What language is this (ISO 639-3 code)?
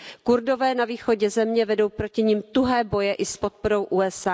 ces